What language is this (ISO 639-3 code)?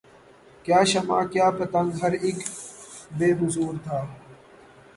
urd